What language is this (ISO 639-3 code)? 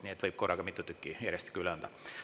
est